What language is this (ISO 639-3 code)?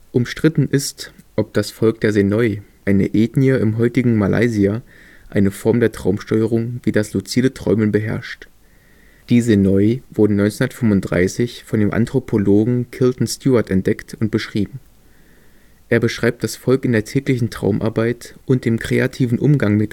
deu